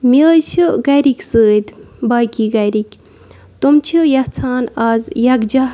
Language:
Kashmiri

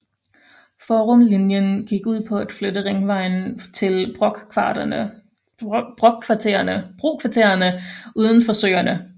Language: Danish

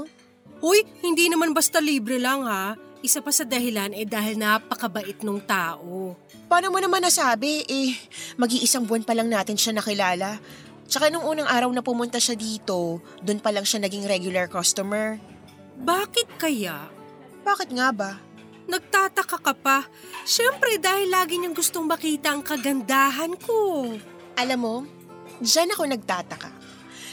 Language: Filipino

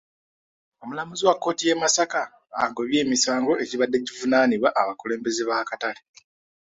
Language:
Ganda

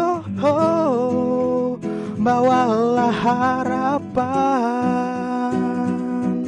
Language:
Indonesian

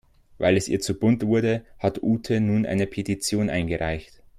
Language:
German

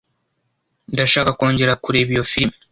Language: Kinyarwanda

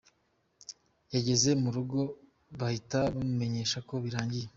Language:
Kinyarwanda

